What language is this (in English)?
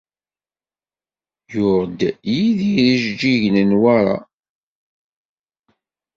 Kabyle